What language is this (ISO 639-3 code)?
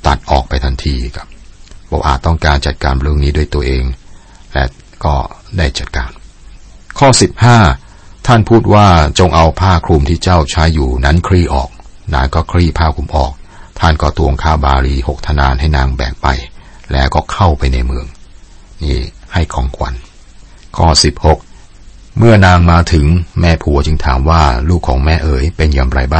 tha